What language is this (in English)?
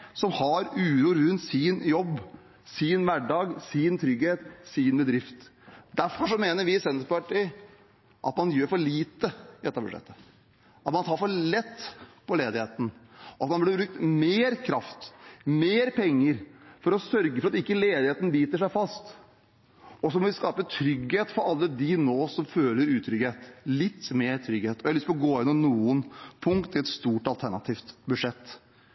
Norwegian Bokmål